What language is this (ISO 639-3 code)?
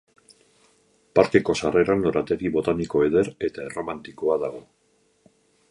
eus